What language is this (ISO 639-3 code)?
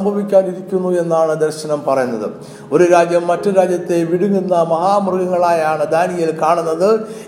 mal